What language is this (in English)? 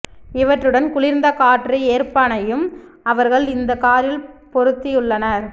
Tamil